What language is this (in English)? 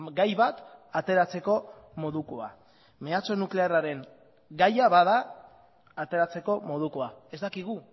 Basque